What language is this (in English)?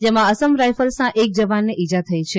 Gujarati